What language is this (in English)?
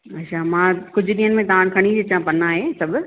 Sindhi